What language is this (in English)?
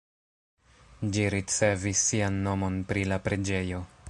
Esperanto